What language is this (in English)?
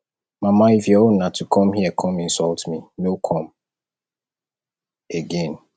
Nigerian Pidgin